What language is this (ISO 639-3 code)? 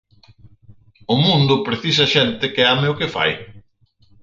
glg